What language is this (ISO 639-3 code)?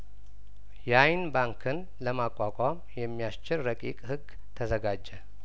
amh